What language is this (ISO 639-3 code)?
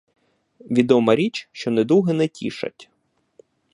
ukr